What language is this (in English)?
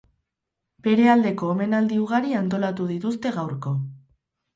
Basque